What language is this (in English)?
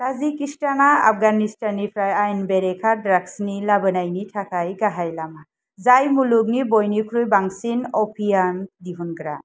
Bodo